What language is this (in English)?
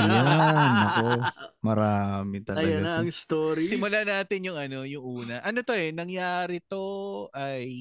Filipino